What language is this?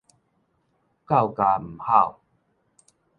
Min Nan Chinese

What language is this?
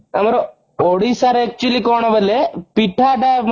Odia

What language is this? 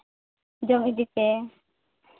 Santali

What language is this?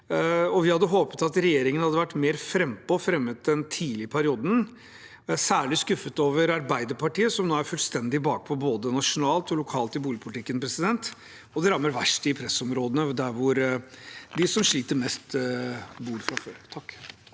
Norwegian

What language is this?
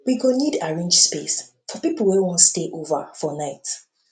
Nigerian Pidgin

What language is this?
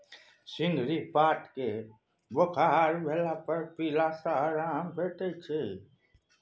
Maithili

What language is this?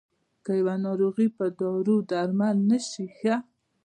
Pashto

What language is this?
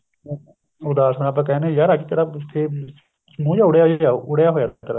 Punjabi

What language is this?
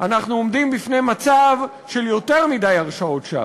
Hebrew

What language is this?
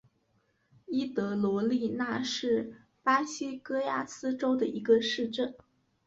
Chinese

